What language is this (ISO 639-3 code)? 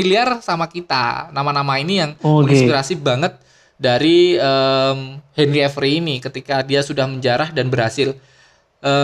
ind